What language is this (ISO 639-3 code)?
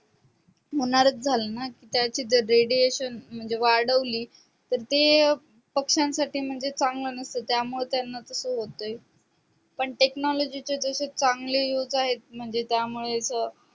mar